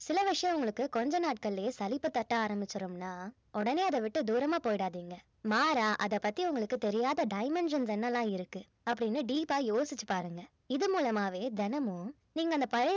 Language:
Tamil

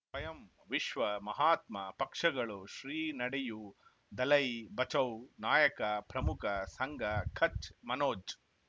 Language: Kannada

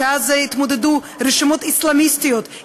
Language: Hebrew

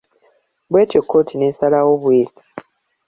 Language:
Ganda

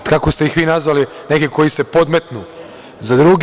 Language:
Serbian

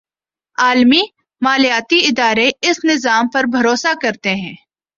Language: Urdu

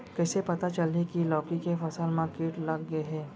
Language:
Chhattisgarhi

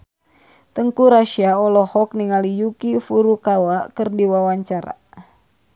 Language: Sundanese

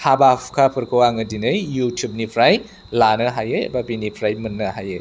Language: Bodo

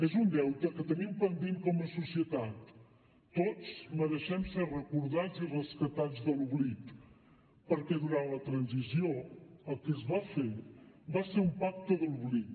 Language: Catalan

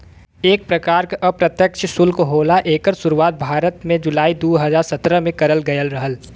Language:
Bhojpuri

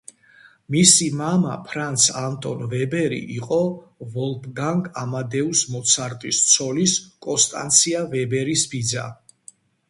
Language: Georgian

